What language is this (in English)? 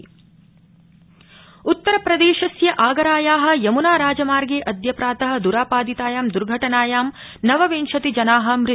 Sanskrit